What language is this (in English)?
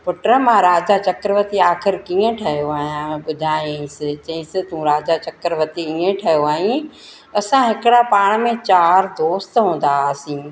Sindhi